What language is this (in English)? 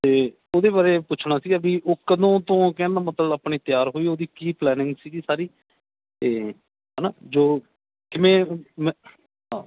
Punjabi